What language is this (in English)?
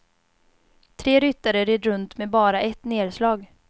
Swedish